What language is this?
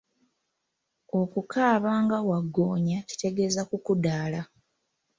Ganda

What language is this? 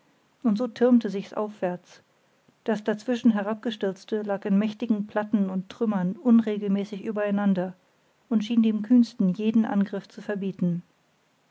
German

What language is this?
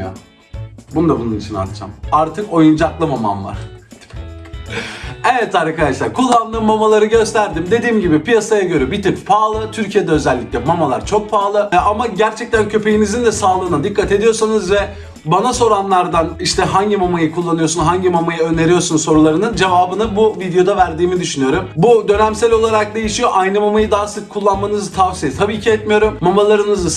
Turkish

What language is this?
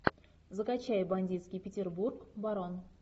Russian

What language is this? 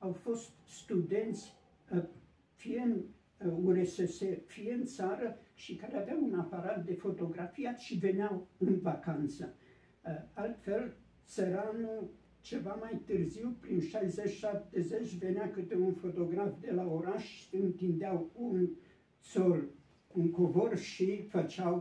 Romanian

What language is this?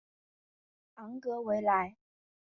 Chinese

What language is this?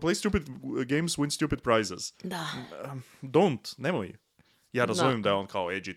Croatian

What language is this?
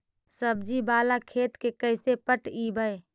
Magahi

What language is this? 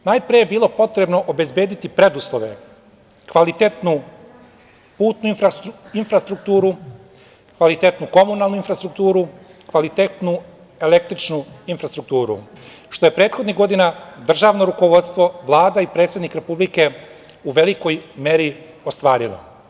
Serbian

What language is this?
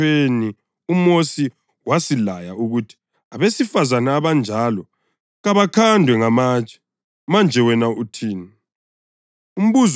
North Ndebele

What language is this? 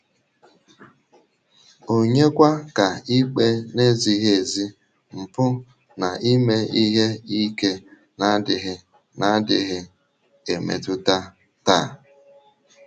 Igbo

